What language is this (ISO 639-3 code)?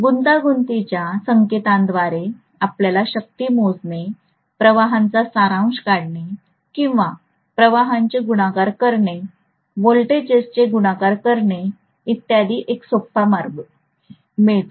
mar